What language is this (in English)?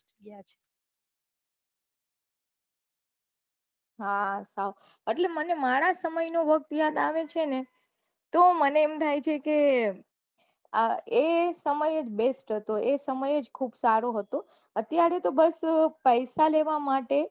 Gujarati